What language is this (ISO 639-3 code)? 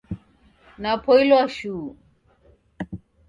dav